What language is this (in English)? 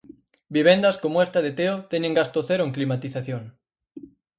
Galician